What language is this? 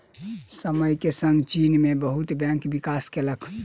Maithili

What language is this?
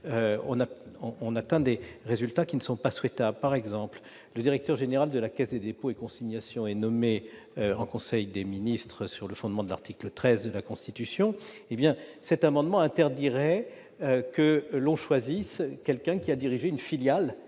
French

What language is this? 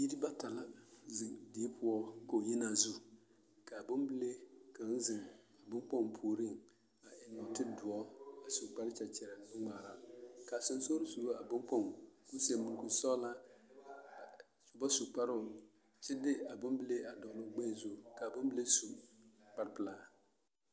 Southern Dagaare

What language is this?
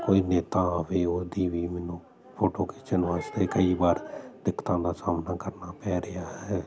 Punjabi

